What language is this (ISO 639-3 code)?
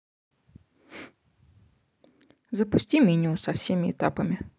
rus